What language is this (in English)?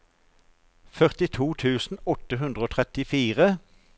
Norwegian